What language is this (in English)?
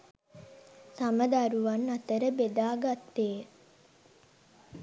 Sinhala